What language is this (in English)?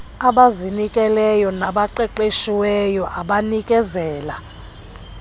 Xhosa